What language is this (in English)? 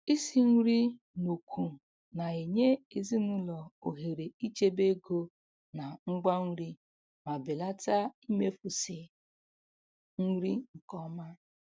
Igbo